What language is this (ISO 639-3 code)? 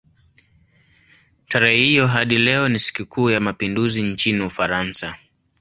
swa